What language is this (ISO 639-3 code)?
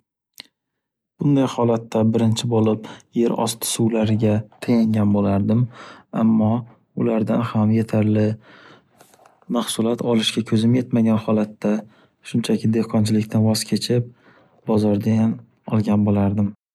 uzb